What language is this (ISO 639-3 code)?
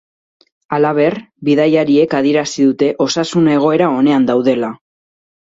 eus